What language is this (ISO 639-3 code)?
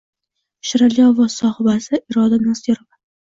uzb